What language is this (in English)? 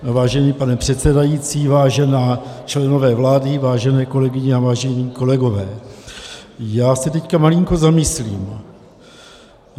Czech